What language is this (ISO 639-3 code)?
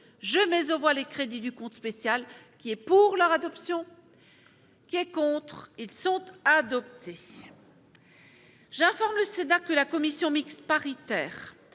fra